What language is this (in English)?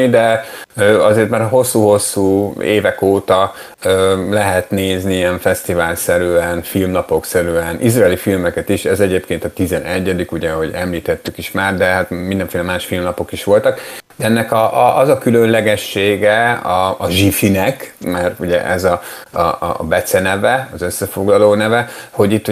Hungarian